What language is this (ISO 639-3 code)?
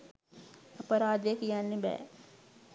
sin